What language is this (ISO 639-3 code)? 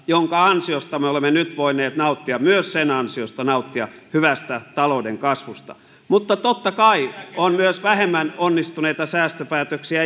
fin